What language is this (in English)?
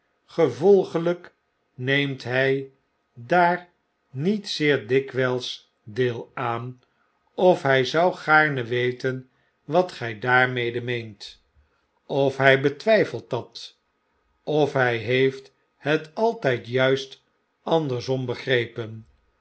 Dutch